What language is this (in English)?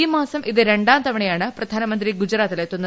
Malayalam